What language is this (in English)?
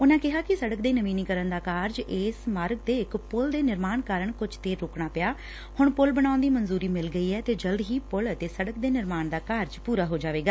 Punjabi